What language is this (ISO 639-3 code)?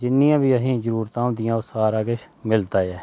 doi